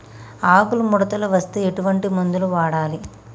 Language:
Telugu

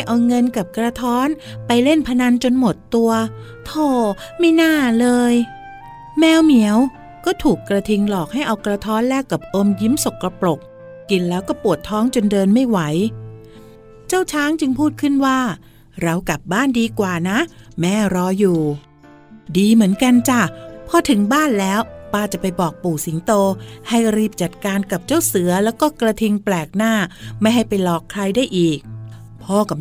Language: Thai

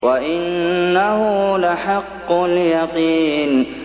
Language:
Arabic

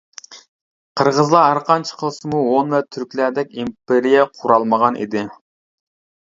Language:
Uyghur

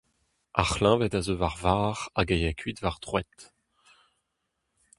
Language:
Breton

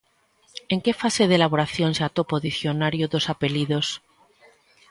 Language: Galician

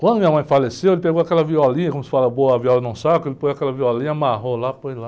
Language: Portuguese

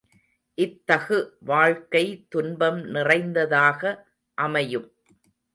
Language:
Tamil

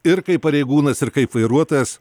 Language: Lithuanian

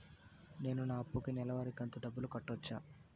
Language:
Telugu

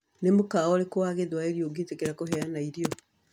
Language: Kikuyu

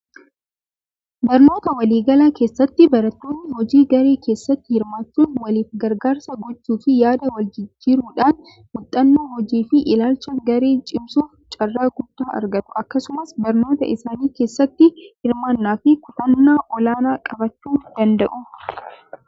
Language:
Oromo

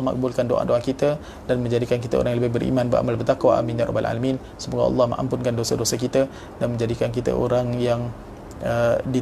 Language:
Malay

